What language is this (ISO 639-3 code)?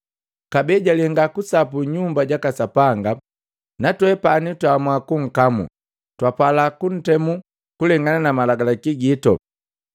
mgv